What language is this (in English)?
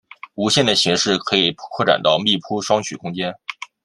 Chinese